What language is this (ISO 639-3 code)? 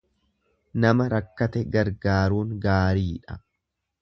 orm